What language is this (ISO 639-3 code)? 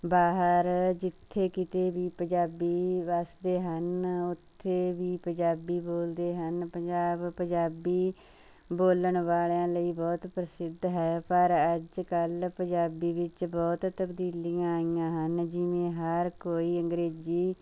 pan